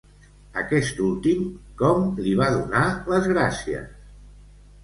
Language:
Catalan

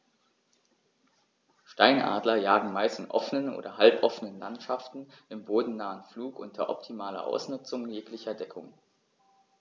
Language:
German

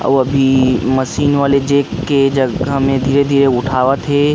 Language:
Chhattisgarhi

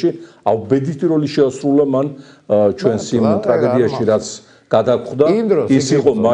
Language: Turkish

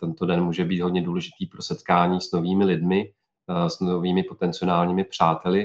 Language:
Czech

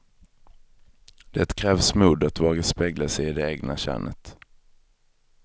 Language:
Swedish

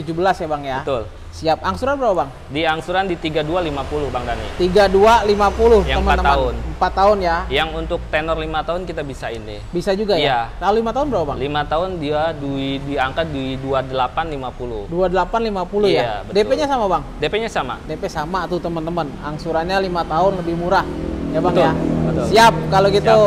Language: Indonesian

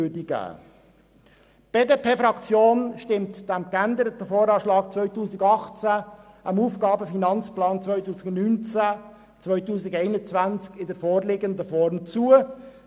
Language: Swiss German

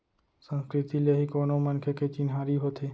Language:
Chhattisgarhi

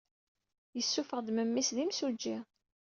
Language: Kabyle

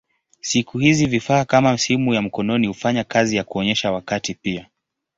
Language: Swahili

